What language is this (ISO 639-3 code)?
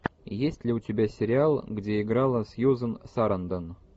rus